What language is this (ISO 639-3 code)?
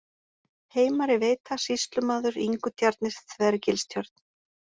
isl